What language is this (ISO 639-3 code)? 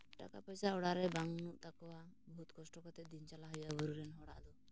sat